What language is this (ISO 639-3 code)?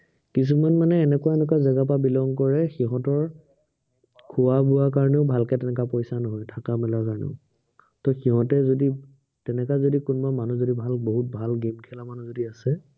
asm